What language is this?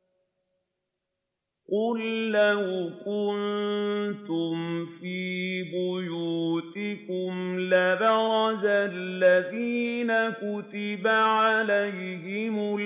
Arabic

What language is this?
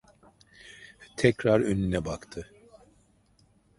Turkish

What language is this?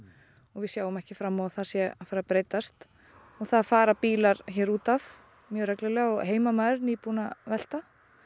Icelandic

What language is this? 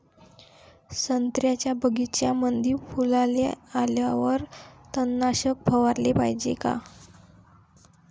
Marathi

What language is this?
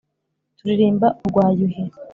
Kinyarwanda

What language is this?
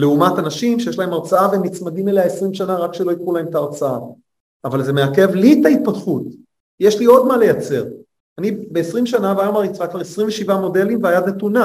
Hebrew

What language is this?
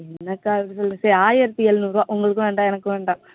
Tamil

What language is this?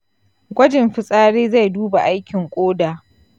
Hausa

